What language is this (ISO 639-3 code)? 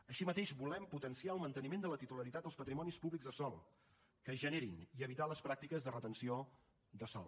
cat